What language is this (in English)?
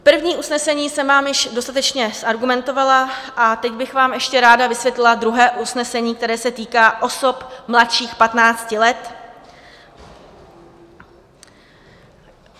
Czech